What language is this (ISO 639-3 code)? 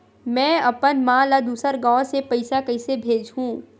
hne